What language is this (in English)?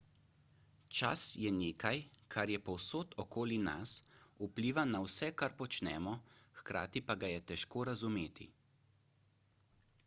Slovenian